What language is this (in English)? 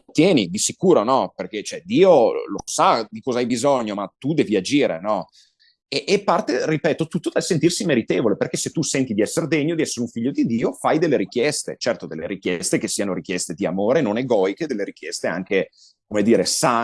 Italian